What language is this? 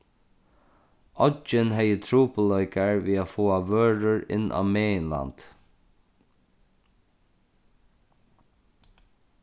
Faroese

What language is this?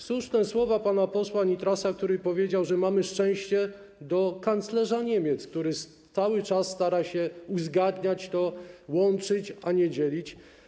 Polish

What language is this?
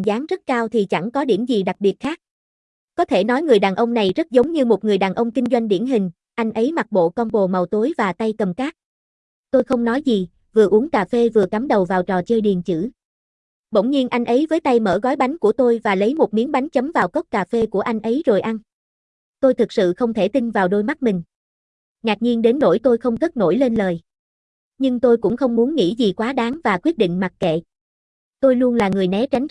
Vietnamese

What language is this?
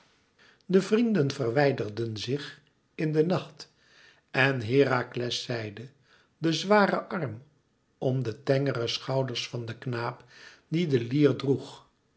Dutch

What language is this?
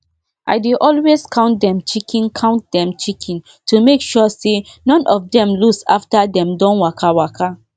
Nigerian Pidgin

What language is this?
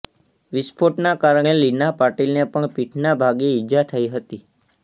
Gujarati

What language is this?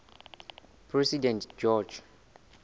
Southern Sotho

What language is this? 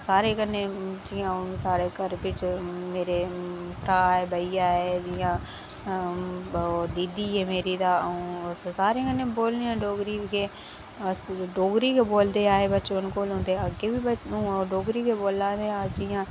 Dogri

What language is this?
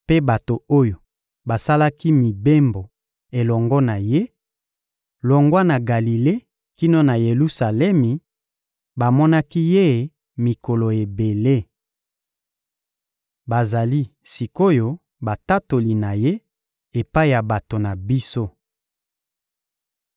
Lingala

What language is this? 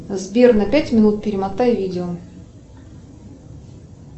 Russian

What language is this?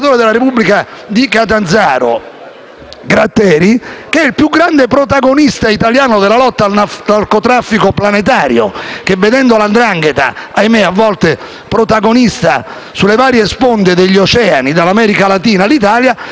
Italian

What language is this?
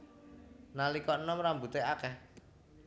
Javanese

